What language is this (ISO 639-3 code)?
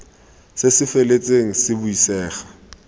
tsn